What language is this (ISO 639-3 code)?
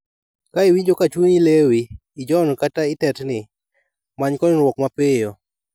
luo